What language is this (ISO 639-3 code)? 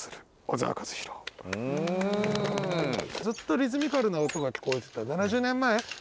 jpn